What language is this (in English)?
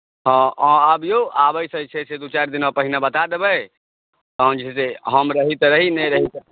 Maithili